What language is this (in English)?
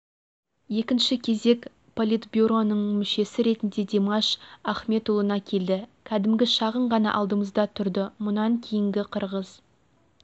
Kazakh